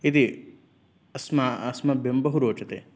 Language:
Sanskrit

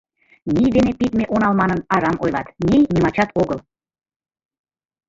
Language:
Mari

